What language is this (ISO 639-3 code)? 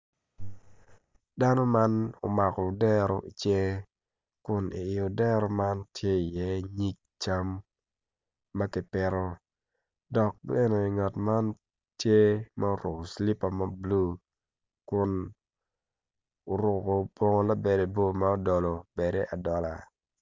ach